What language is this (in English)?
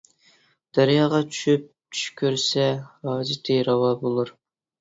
Uyghur